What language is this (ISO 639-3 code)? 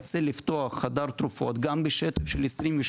heb